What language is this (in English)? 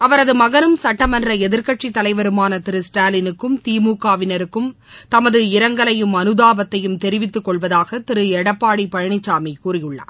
Tamil